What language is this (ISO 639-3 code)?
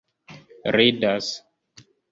epo